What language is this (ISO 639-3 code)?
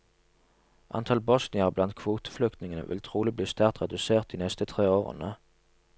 nor